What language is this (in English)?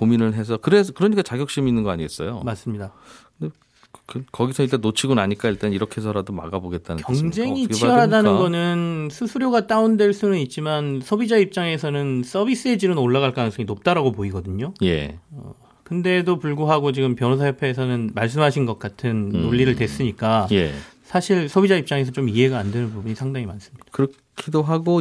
Korean